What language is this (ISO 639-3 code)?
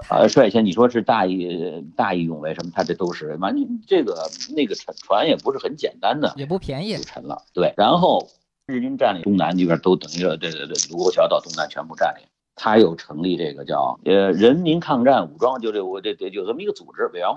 zho